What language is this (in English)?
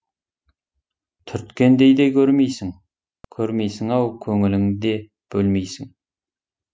Kazakh